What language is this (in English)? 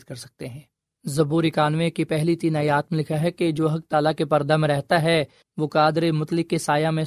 Urdu